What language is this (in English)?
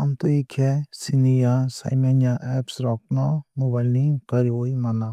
Kok Borok